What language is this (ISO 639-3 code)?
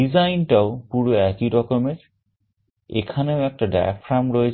ben